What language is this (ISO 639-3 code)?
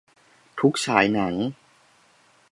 tha